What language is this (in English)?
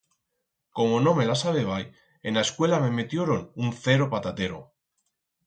Aragonese